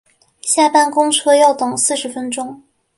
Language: Chinese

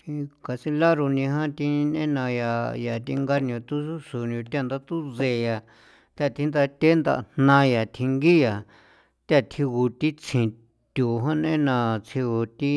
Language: San Felipe Otlaltepec Popoloca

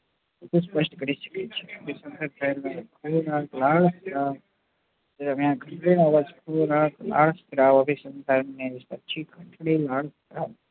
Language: Gujarati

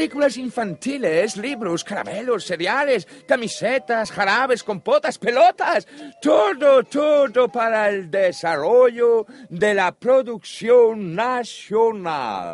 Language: Spanish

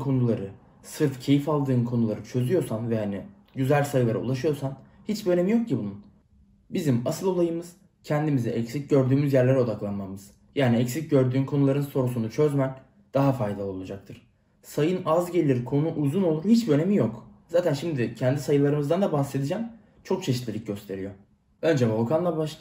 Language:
Turkish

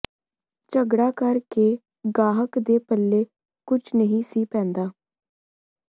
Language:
Punjabi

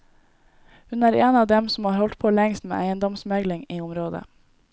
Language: Norwegian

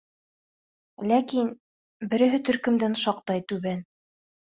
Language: Bashkir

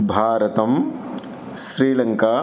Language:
Sanskrit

